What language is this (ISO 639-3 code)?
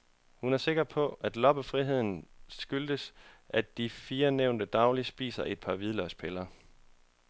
dan